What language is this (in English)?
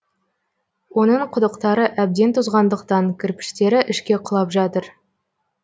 Kazakh